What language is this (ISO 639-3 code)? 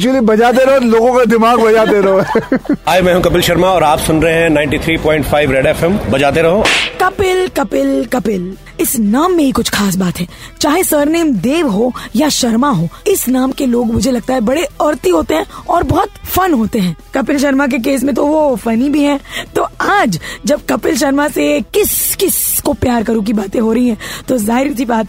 hin